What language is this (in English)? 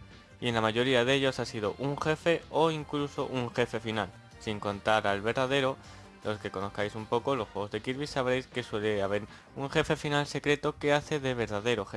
Spanish